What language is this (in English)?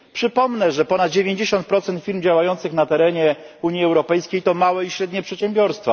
Polish